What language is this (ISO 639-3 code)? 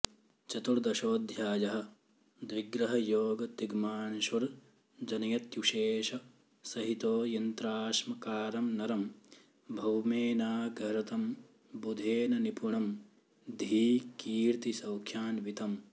san